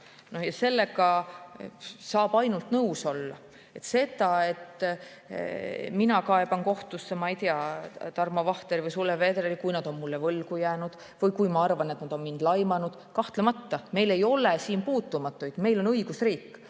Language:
Estonian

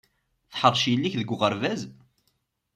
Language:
Kabyle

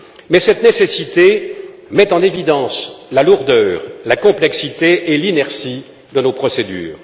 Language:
French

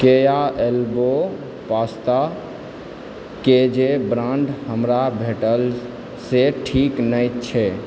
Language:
Maithili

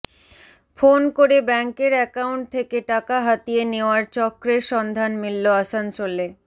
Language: Bangla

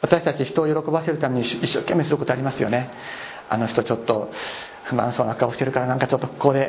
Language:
Japanese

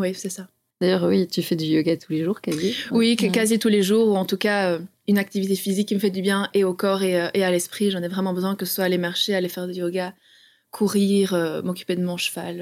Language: French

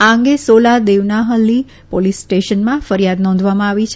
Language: Gujarati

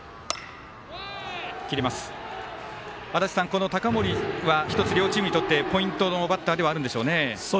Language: Japanese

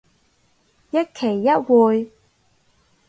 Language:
Cantonese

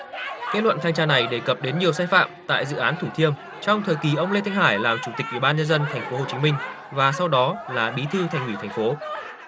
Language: Vietnamese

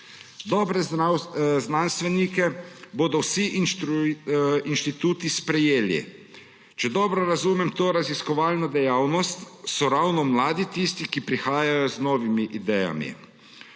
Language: Slovenian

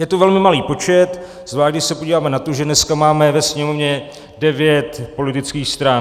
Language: Czech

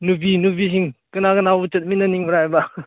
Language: Manipuri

